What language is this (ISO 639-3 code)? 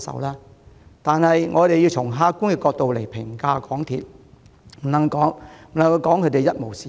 yue